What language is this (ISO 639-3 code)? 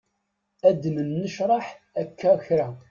kab